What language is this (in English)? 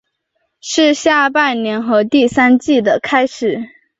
Chinese